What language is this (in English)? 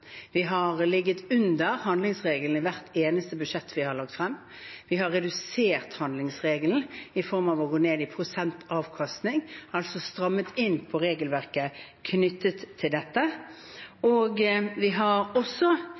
Norwegian Bokmål